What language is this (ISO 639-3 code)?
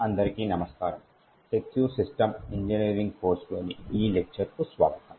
tel